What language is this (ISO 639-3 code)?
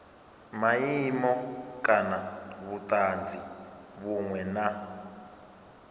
ven